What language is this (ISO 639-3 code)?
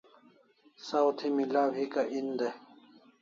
kls